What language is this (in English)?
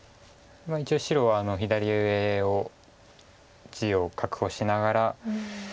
Japanese